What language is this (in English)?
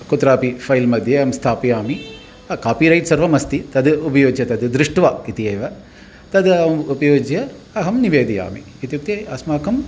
Sanskrit